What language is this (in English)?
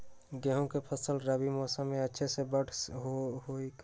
Magahi